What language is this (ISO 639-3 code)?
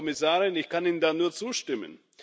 deu